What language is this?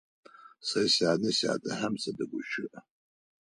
Adyghe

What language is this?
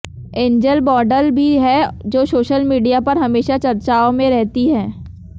Hindi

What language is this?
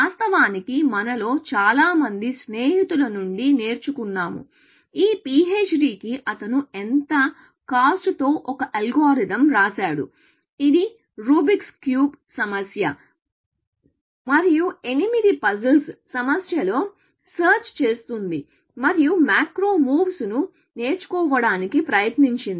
Telugu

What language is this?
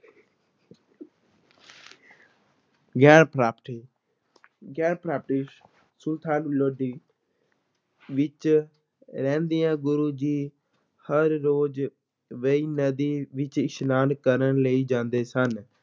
Punjabi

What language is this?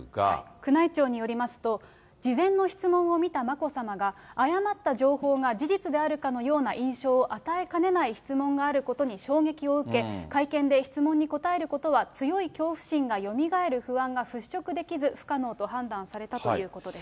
Japanese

